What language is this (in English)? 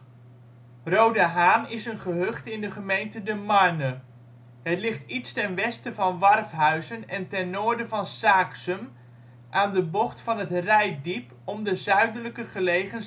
Dutch